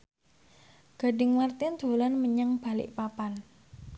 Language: Javanese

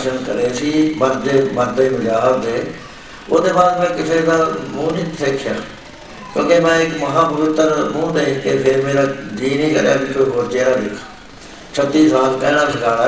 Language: Punjabi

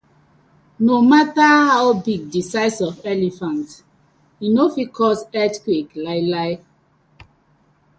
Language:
Nigerian Pidgin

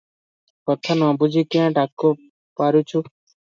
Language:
Odia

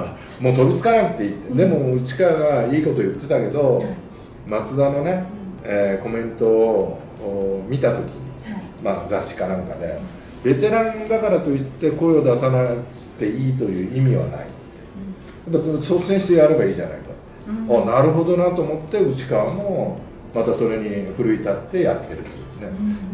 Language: Japanese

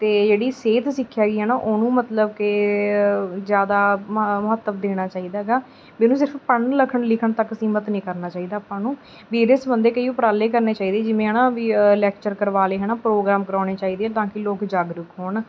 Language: Punjabi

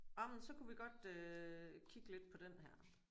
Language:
Danish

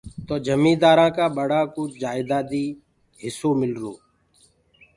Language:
Gurgula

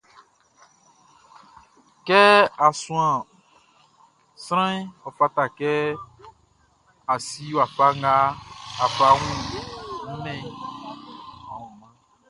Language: Baoulé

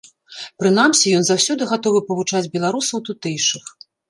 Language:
Belarusian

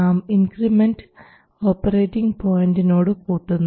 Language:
Malayalam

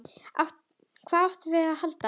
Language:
Icelandic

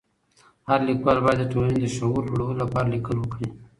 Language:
Pashto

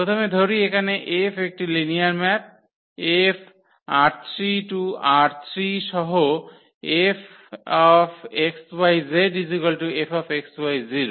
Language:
Bangla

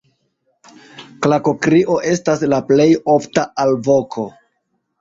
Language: Esperanto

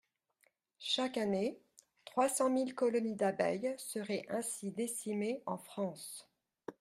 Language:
French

